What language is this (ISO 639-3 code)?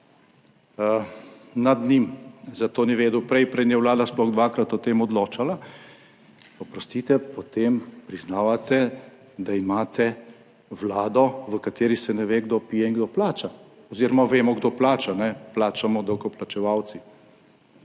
slv